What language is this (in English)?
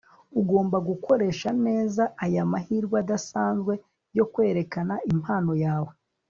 Kinyarwanda